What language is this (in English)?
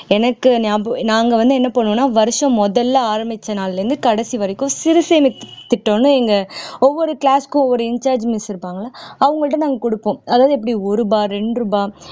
Tamil